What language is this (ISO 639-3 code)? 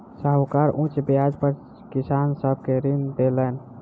mai